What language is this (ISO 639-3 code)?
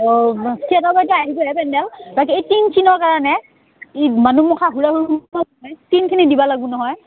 asm